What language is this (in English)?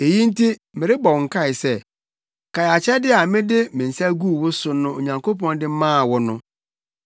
Akan